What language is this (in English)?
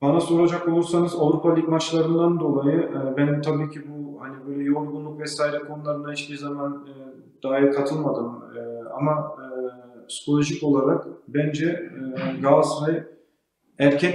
Turkish